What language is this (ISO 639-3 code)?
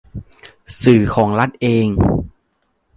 tha